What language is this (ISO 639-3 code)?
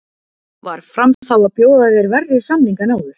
isl